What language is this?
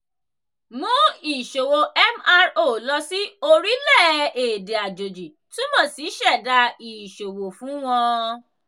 Yoruba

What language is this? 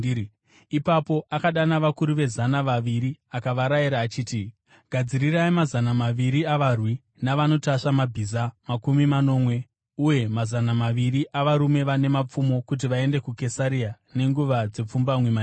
Shona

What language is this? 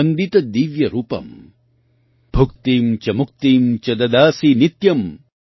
Gujarati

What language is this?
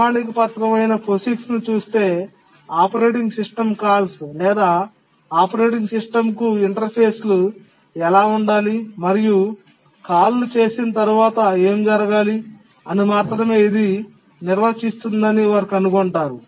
Telugu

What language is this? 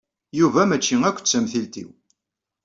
Kabyle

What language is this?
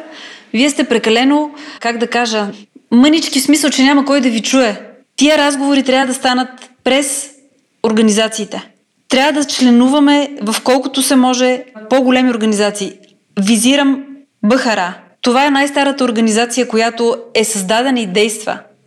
Bulgarian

